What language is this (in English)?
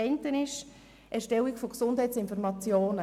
Swiss German